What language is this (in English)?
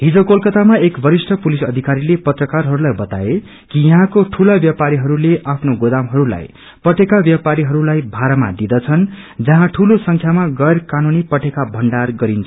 Nepali